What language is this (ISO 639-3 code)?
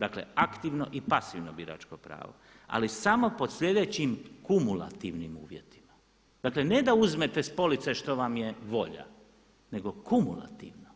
hrv